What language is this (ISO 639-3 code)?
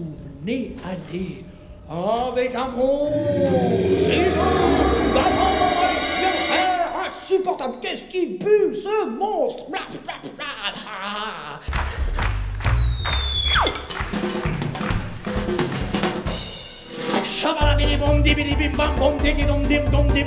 fra